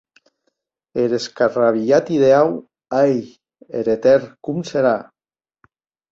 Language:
Occitan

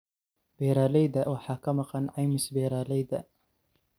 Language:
Somali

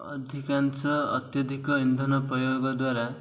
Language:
Odia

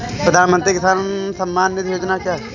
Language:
Hindi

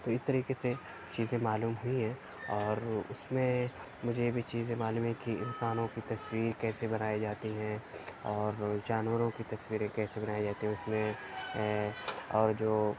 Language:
Urdu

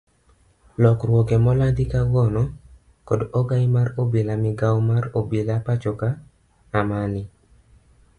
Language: Luo (Kenya and Tanzania)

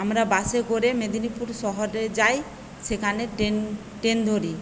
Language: Bangla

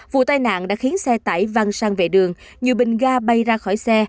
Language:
Vietnamese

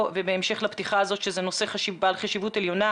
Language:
Hebrew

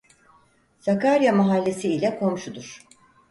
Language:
Turkish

